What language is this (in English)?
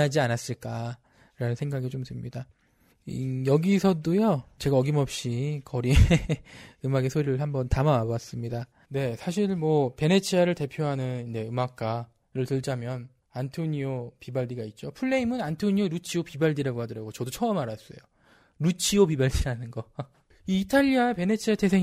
Korean